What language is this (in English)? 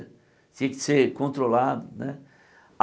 Portuguese